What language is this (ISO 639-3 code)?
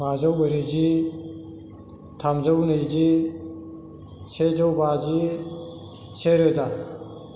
brx